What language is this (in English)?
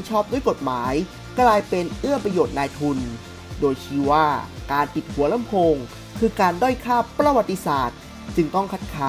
Thai